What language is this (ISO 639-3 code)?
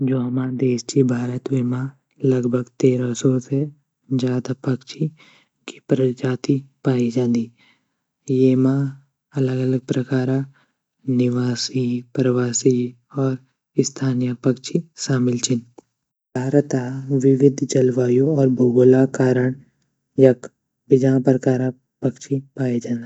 gbm